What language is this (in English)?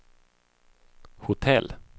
Swedish